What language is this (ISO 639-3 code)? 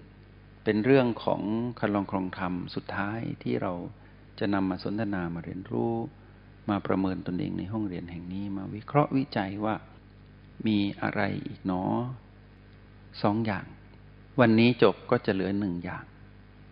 tha